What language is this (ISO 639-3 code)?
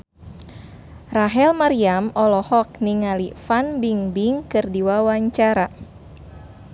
sun